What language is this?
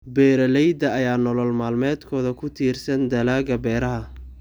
Somali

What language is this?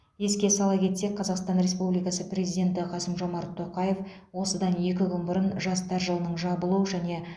Kazakh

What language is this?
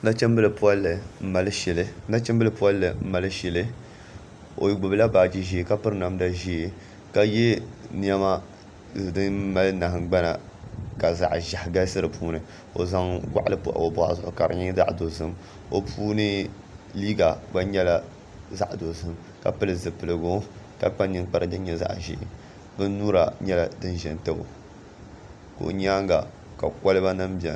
Dagbani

